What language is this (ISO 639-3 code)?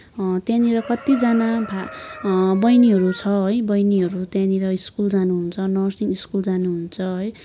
nep